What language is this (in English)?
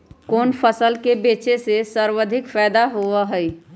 Magahi